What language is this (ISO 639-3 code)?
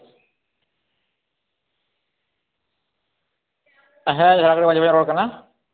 sat